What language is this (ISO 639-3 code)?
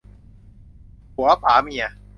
tha